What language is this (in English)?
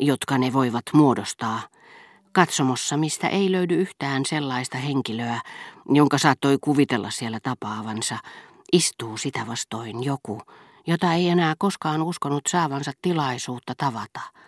Finnish